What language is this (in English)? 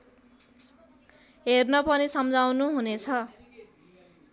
Nepali